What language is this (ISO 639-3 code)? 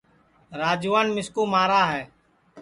ssi